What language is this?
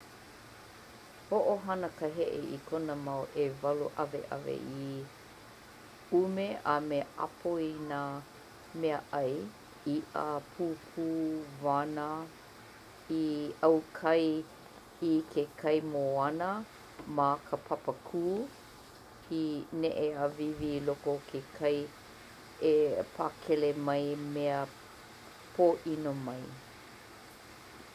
Hawaiian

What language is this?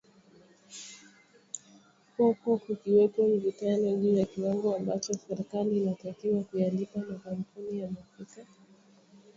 Swahili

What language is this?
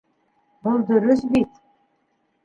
Bashkir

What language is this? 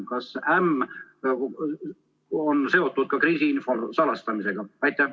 Estonian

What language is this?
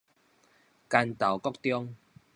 Min Nan Chinese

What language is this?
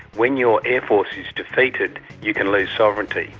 English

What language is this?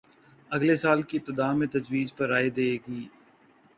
Urdu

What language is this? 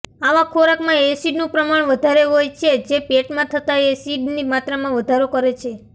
Gujarati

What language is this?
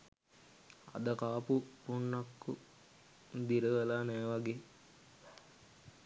Sinhala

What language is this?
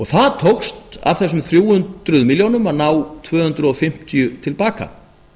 Icelandic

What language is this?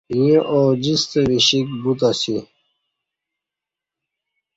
Kati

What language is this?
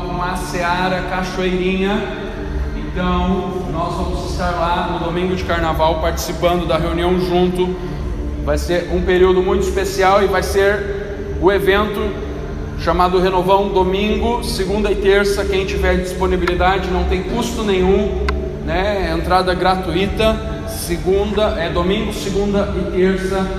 Portuguese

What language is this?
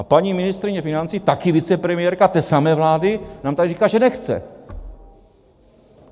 Czech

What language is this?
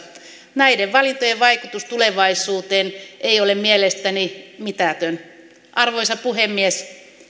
Finnish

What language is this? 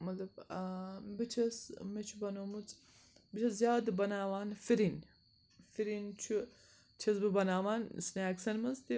Kashmiri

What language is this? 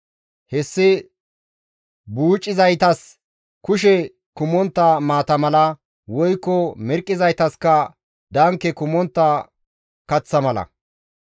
Gamo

